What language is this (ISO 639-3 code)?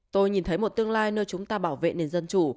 vie